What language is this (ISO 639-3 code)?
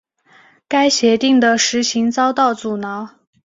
zho